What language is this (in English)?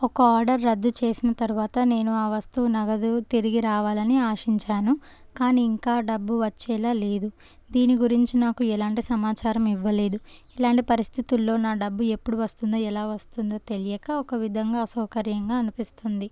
Telugu